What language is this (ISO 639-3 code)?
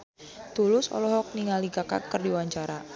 sun